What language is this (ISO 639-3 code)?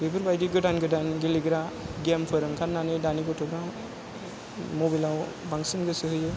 brx